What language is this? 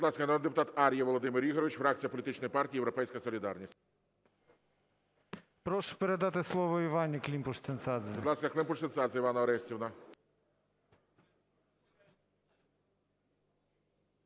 Ukrainian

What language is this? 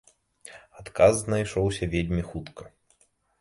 Belarusian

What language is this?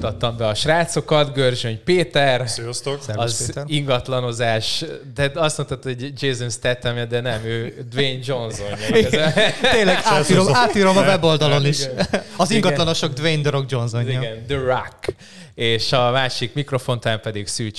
Hungarian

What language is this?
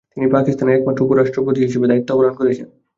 Bangla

